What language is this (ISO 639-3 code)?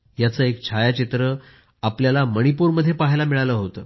mar